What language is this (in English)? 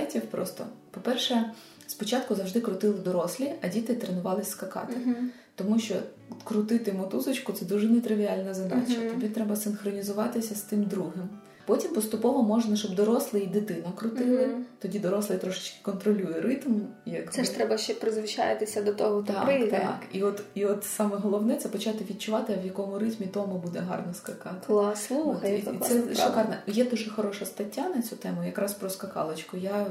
Ukrainian